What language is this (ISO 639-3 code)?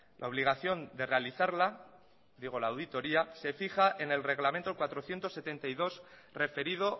spa